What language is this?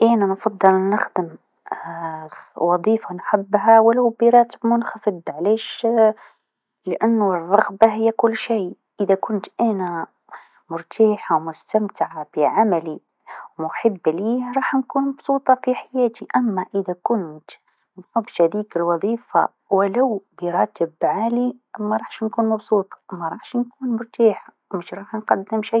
Tunisian Arabic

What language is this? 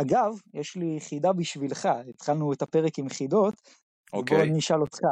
Hebrew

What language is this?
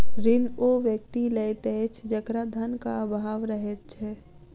Maithili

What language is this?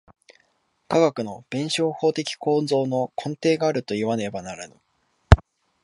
Japanese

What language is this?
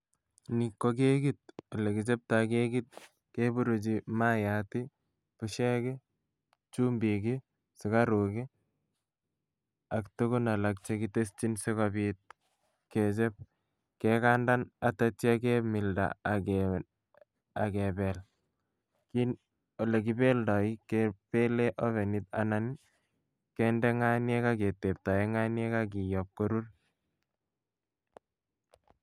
Kalenjin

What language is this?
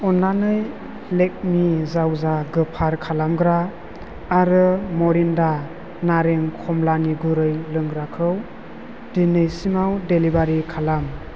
Bodo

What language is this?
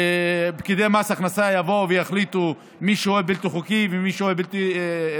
Hebrew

